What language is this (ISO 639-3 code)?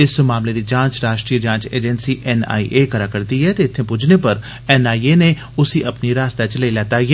doi